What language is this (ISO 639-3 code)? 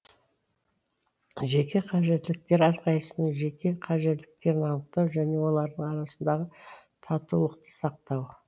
kaz